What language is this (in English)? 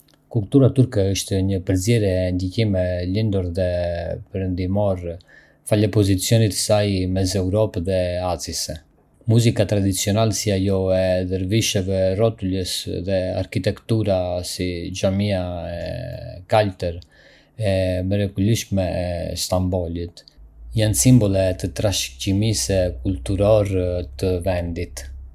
Arbëreshë Albanian